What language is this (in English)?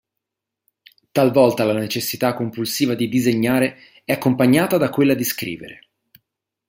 Italian